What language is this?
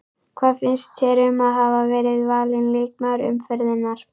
Icelandic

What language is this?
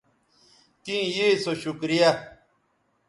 Bateri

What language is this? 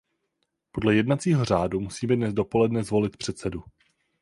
Czech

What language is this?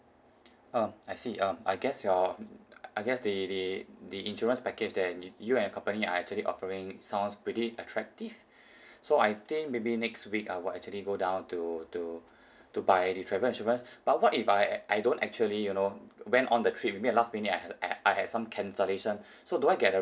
English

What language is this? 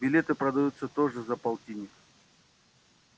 Russian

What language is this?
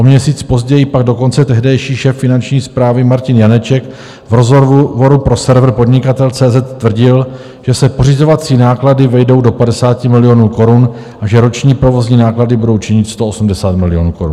Czech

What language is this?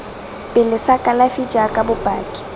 Tswana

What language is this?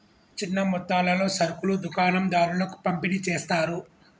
Telugu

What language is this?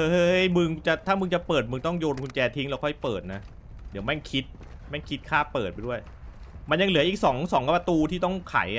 Thai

